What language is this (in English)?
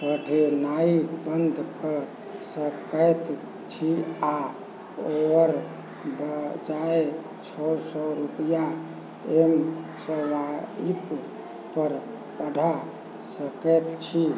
Maithili